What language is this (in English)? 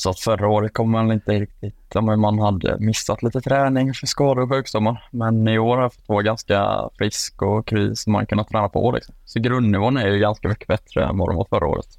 Swedish